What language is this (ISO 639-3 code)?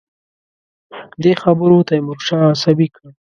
pus